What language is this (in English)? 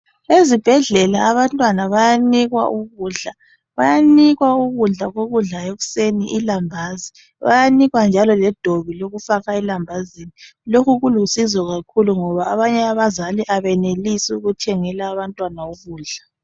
North Ndebele